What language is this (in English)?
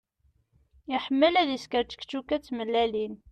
Kabyle